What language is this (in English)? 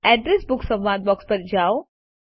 Gujarati